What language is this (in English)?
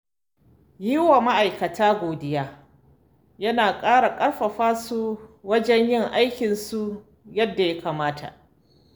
Hausa